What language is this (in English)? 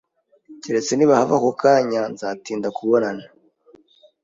Kinyarwanda